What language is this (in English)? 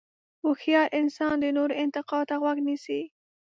Pashto